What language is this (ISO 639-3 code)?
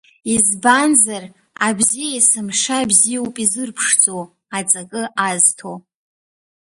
abk